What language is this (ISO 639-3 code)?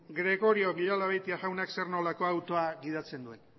eus